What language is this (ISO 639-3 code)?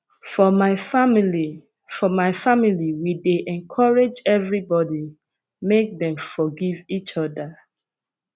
pcm